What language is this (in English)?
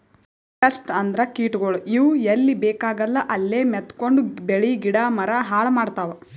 Kannada